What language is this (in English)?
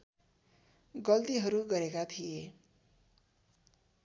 Nepali